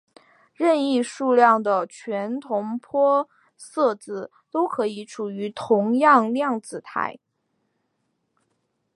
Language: Chinese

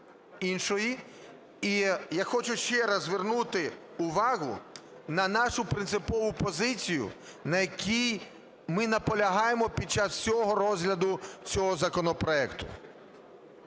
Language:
Ukrainian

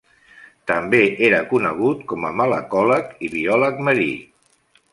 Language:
Catalan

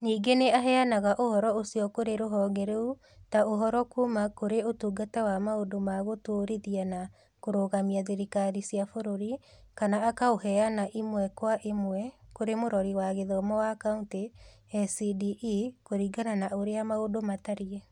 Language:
Kikuyu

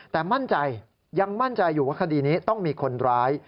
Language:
Thai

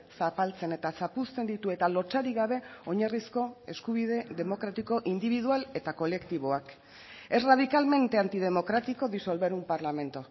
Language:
Basque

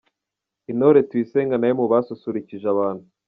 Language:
Kinyarwanda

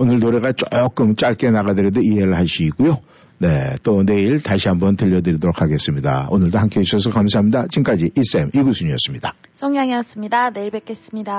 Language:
Korean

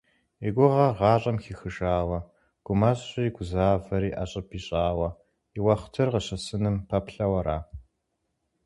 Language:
Kabardian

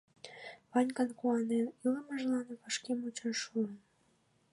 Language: Mari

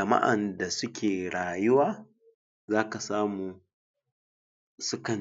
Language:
Hausa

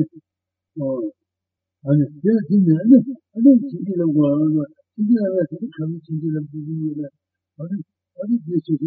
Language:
Italian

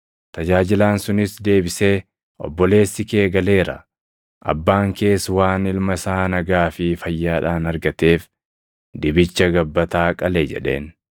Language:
Oromo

